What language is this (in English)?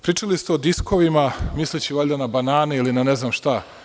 Serbian